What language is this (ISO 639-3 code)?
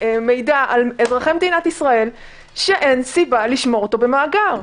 heb